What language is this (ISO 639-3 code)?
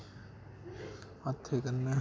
doi